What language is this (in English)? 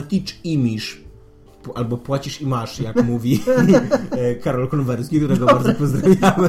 Polish